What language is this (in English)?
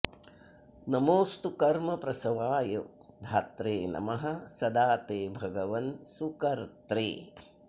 Sanskrit